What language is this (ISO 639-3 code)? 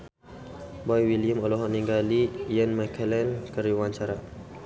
sun